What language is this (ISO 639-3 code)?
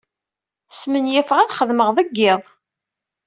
kab